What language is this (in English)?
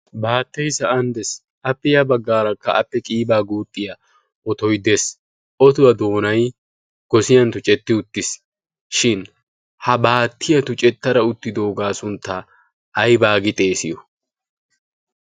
Wolaytta